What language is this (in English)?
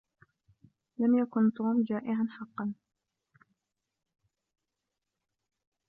Arabic